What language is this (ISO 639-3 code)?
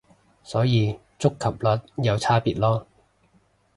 yue